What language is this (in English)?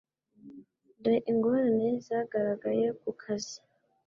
Kinyarwanda